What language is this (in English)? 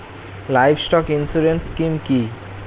Bangla